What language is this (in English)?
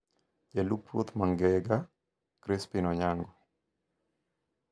Luo (Kenya and Tanzania)